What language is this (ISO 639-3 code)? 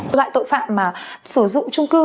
vie